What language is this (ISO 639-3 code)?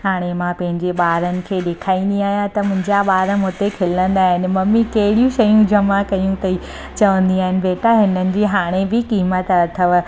snd